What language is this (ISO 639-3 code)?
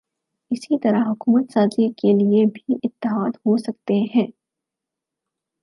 urd